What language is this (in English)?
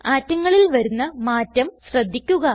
Malayalam